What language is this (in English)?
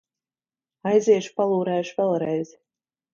Latvian